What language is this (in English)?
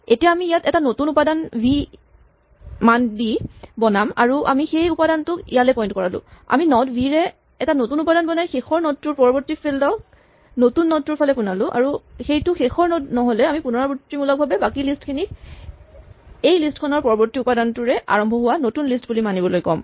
Assamese